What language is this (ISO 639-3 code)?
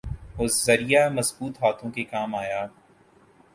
urd